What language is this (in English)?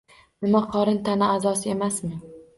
Uzbek